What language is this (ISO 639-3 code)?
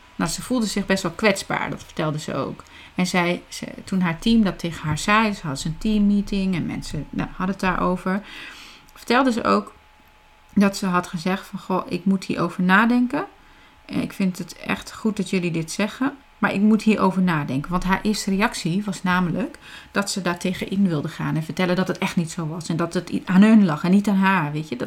nld